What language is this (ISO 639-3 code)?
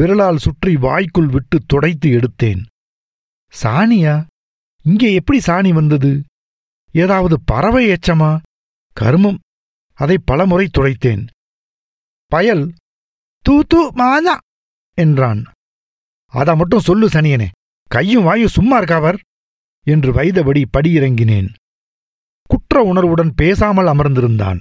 tam